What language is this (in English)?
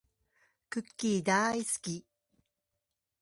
Japanese